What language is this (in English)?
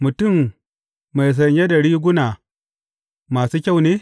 Hausa